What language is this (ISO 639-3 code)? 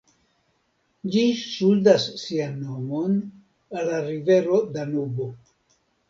epo